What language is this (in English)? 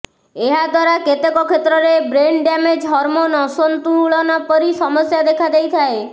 Odia